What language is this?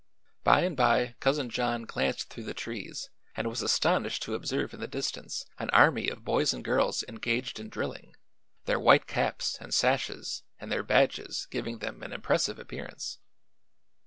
English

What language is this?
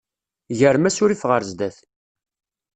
Kabyle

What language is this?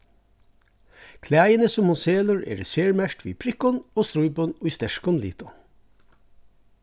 Faroese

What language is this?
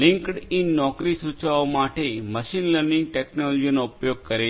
Gujarati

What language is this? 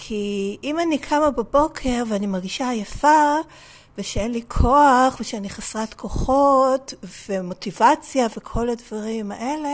Hebrew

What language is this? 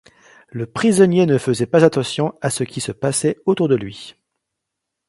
French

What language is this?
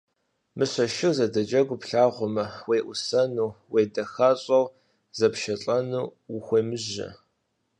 Kabardian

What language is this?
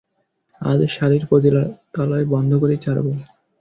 Bangla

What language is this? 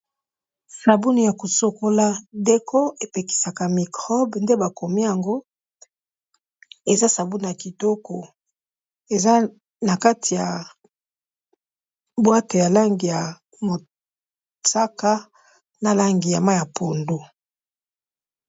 Lingala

